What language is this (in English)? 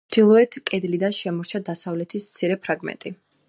Georgian